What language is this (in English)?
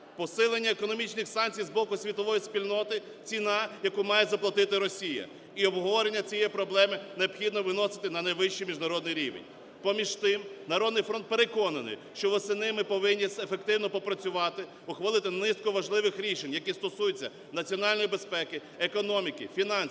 Ukrainian